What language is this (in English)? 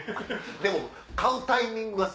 Japanese